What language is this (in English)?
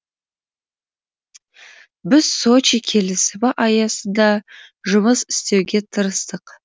Kazakh